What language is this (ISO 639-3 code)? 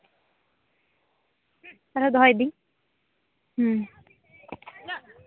sat